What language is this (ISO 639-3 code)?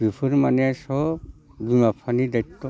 brx